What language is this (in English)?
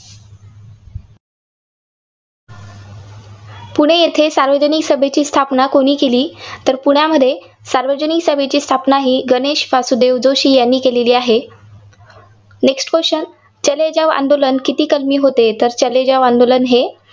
Marathi